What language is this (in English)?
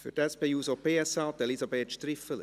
Swiss German